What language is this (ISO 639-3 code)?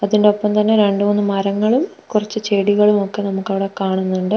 mal